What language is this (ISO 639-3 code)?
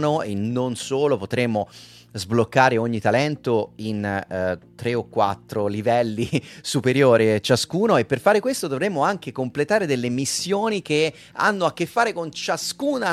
ita